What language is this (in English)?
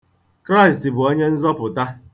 Igbo